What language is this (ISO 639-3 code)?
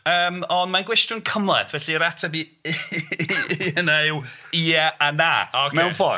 cym